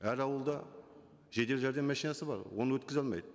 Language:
Kazakh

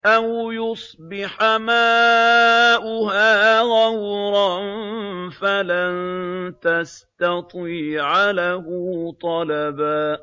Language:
Arabic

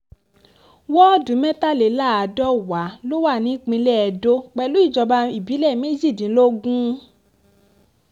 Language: Yoruba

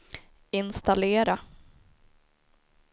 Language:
Swedish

